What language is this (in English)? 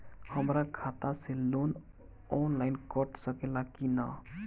Bhojpuri